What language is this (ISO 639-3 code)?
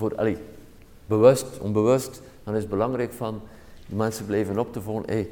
nld